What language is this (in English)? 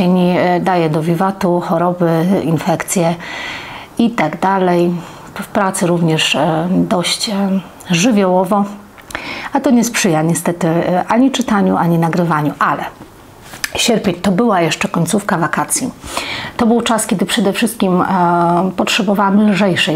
Polish